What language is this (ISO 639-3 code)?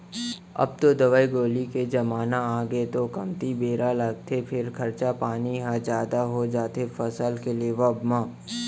hne